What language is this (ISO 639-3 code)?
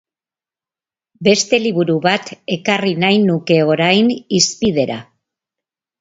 eus